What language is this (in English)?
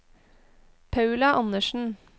Norwegian